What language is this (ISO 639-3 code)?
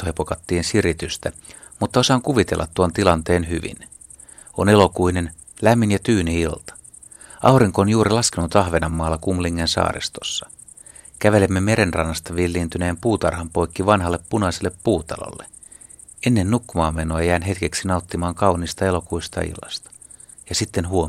fin